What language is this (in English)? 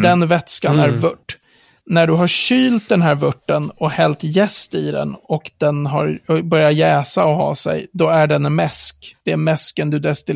Swedish